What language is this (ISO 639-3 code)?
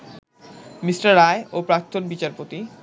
ben